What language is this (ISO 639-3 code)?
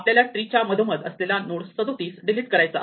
mar